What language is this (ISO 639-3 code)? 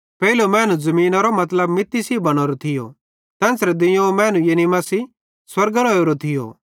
bhd